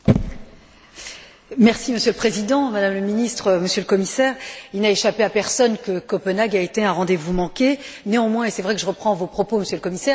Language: French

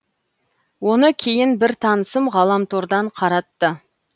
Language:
Kazakh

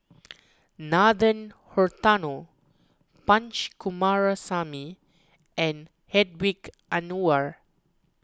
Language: English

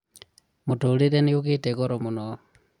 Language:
Kikuyu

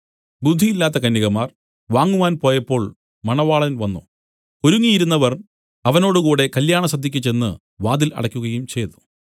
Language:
Malayalam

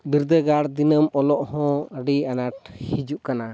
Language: Santali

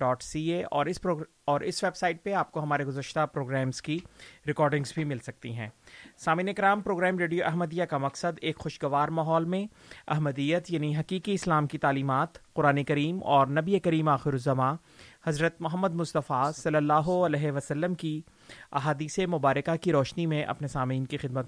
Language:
Urdu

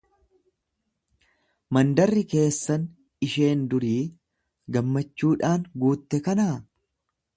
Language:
Oromo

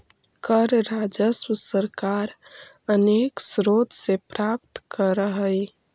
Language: Magahi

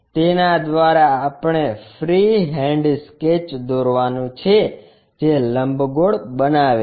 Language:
Gujarati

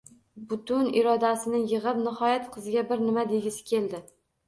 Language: Uzbek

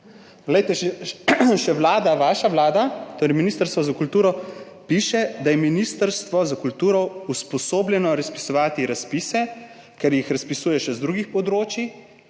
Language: Slovenian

